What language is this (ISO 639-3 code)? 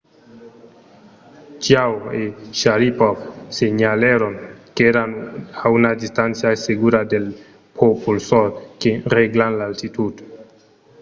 oci